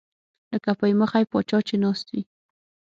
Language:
Pashto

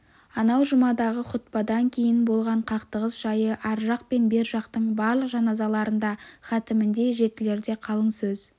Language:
Kazakh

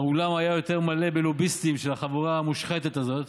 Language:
Hebrew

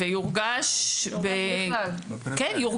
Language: Hebrew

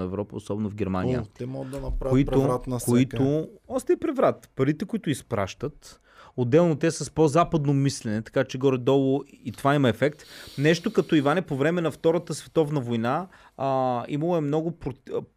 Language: Bulgarian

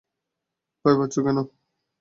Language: Bangla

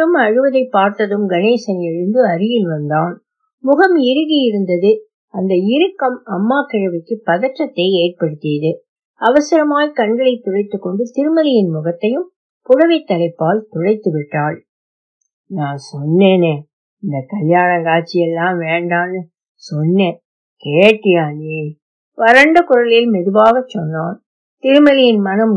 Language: Tamil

